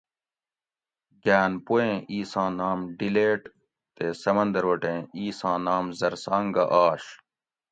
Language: Gawri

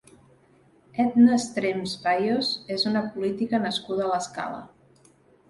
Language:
Catalan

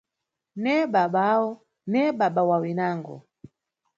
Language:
Nyungwe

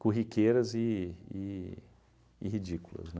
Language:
Portuguese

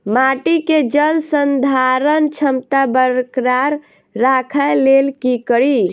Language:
Maithili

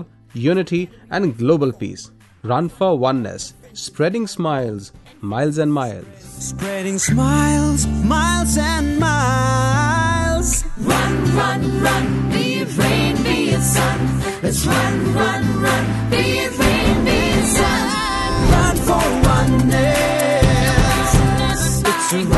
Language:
Hindi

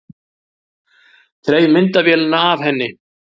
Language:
Icelandic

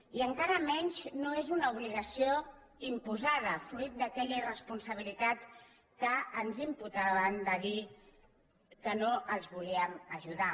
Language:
Catalan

